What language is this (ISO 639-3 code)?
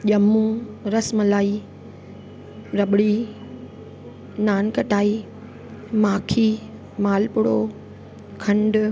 snd